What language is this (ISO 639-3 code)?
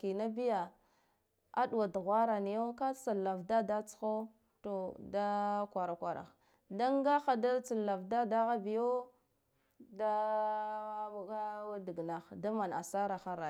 gdf